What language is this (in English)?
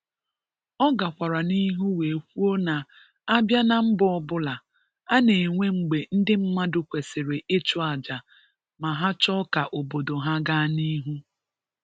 Igbo